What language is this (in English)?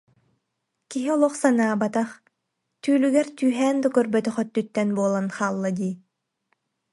Yakut